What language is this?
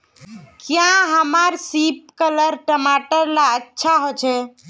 Magahi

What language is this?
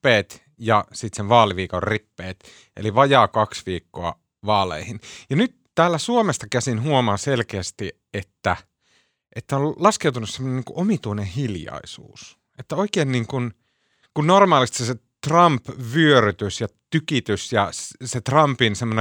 Finnish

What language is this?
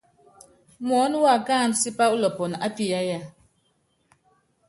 Yangben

